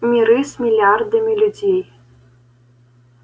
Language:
Russian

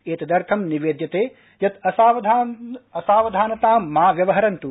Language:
Sanskrit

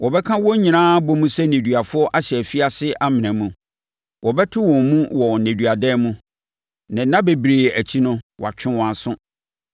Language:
Akan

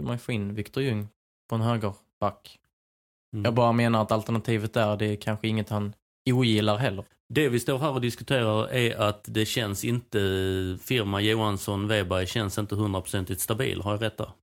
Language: Swedish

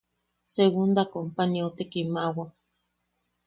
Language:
Yaqui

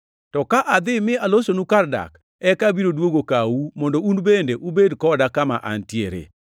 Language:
Luo (Kenya and Tanzania)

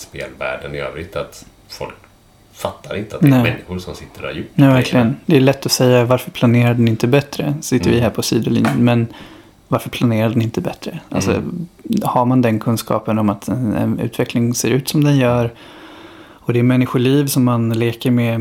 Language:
Swedish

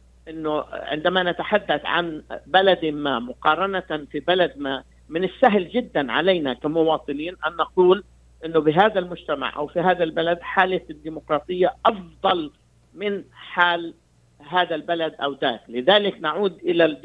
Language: Arabic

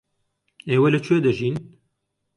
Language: Central Kurdish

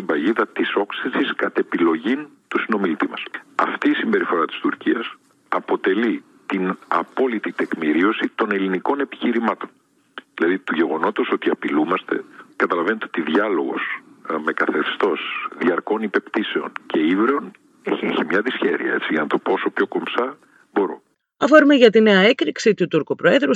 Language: Greek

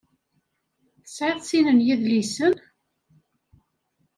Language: Kabyle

